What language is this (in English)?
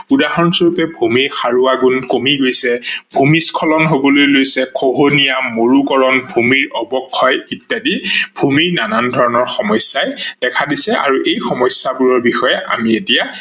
Assamese